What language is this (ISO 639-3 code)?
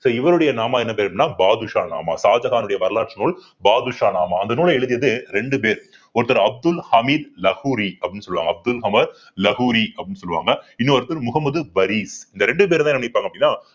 tam